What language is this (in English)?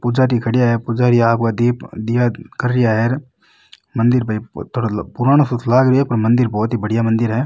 Rajasthani